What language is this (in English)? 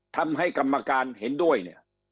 Thai